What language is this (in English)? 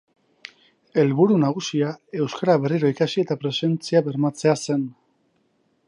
Basque